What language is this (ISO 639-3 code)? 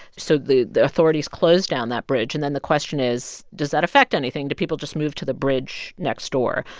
eng